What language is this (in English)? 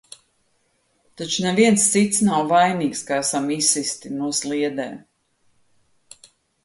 Latvian